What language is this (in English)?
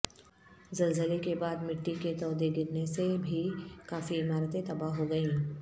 Urdu